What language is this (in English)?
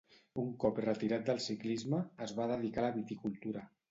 Catalan